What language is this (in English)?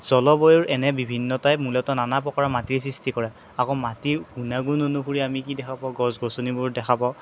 Assamese